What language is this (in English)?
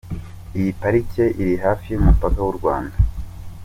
Kinyarwanda